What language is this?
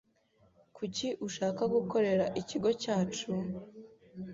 Kinyarwanda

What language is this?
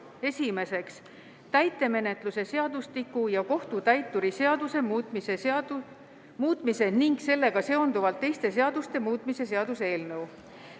Estonian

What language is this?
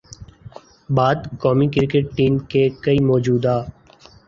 Urdu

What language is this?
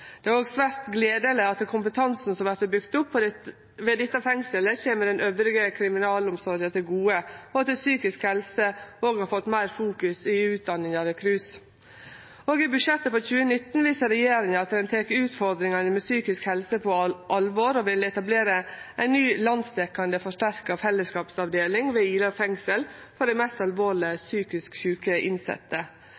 Norwegian Nynorsk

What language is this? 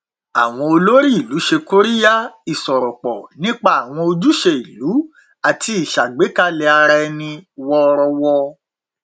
Yoruba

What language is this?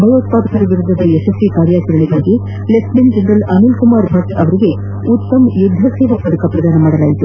Kannada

